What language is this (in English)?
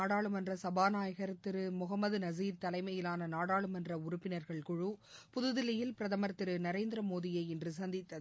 Tamil